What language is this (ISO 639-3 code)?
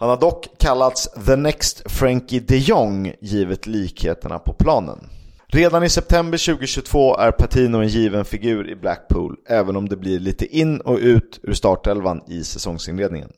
swe